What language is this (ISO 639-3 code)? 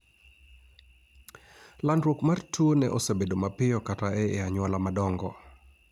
luo